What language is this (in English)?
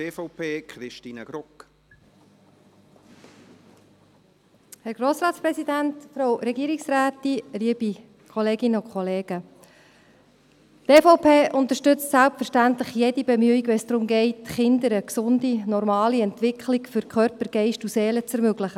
Swiss German